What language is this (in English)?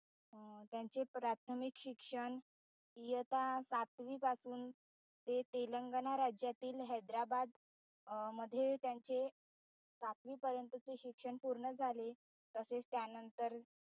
Marathi